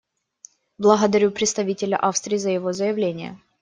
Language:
Russian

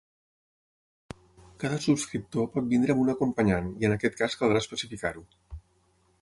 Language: Catalan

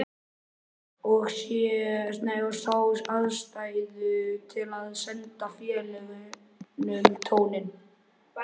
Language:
Icelandic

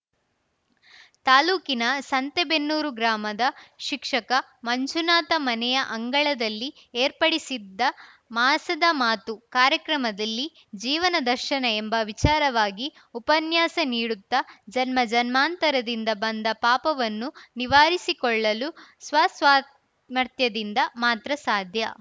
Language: Kannada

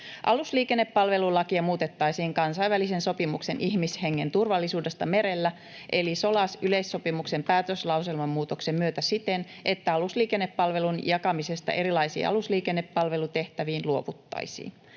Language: Finnish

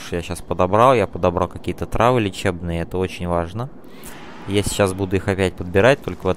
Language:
Russian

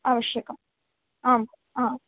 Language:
Sanskrit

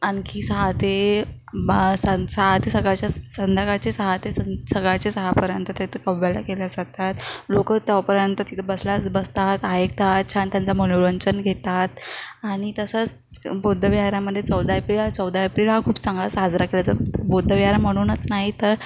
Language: Marathi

